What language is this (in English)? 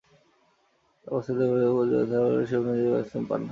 Bangla